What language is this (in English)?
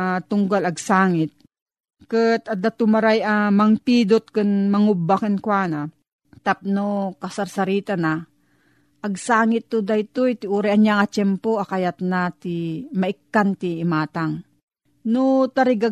Filipino